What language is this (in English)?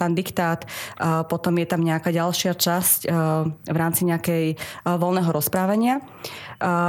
Slovak